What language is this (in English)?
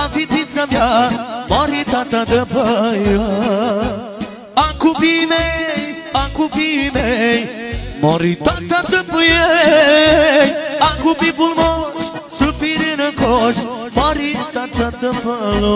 Romanian